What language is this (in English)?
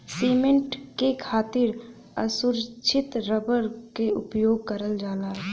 Bhojpuri